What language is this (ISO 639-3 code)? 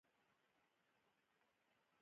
pus